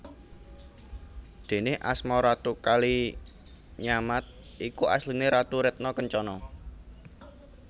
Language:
Javanese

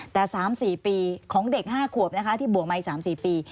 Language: Thai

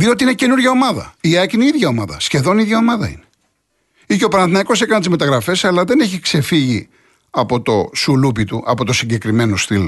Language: Greek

